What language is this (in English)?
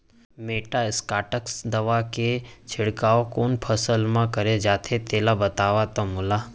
Chhattisgarhi